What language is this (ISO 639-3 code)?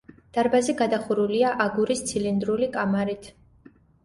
kat